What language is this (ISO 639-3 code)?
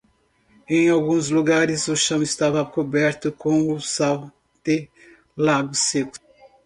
por